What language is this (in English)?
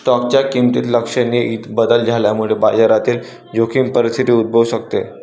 Marathi